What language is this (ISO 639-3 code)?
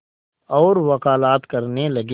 hin